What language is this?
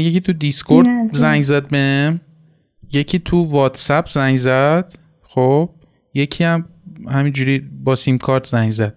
Persian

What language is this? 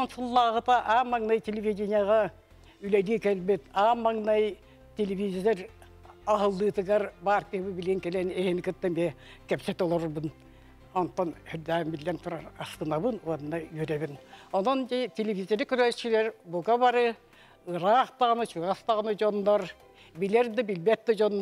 Turkish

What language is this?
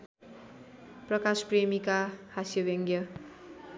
Nepali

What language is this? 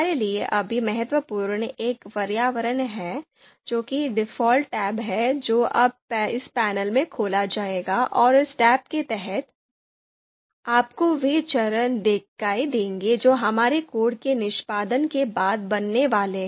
Hindi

